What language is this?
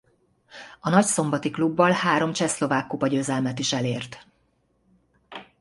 Hungarian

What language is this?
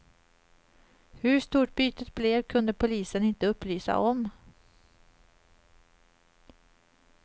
Swedish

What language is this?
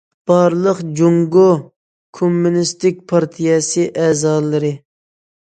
Uyghur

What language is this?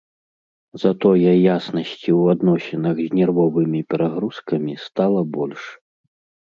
Belarusian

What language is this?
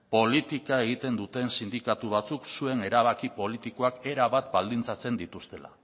Basque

